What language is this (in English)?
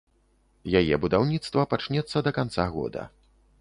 Belarusian